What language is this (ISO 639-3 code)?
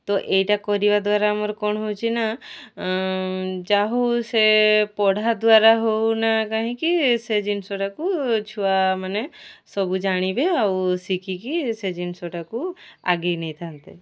ori